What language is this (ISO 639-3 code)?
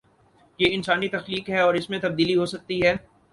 urd